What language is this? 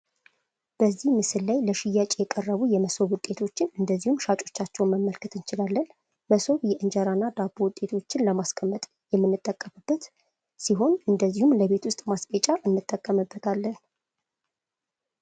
Amharic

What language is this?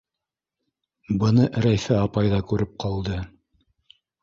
Bashkir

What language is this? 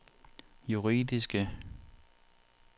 Danish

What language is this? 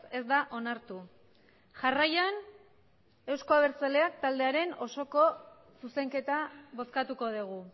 Basque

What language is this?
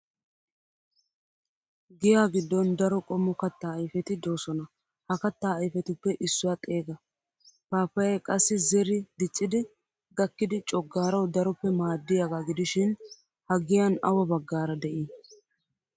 Wolaytta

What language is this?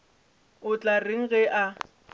Northern Sotho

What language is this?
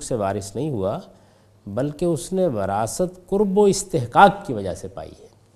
Urdu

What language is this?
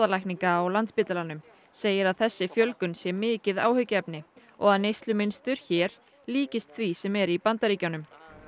Icelandic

